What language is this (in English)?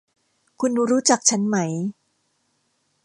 Thai